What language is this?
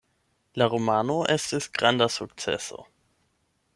Esperanto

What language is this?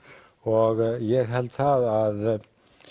Icelandic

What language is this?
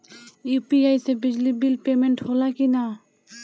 Bhojpuri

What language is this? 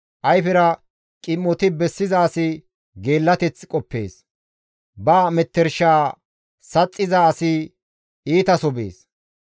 Gamo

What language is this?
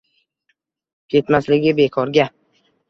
Uzbek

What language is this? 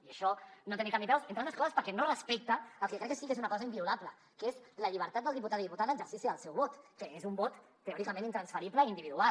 Catalan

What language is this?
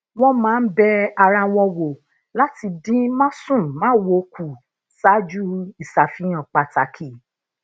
Yoruba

